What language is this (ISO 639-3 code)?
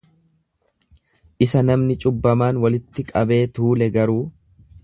orm